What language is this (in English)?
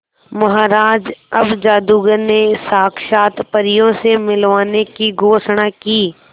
Hindi